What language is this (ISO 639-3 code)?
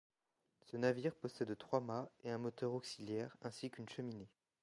fra